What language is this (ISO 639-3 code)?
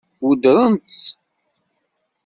kab